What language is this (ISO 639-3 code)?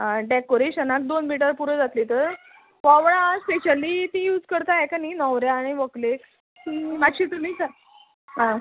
kok